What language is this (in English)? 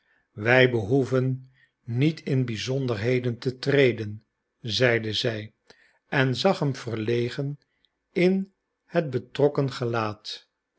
Dutch